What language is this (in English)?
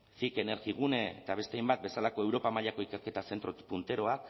Basque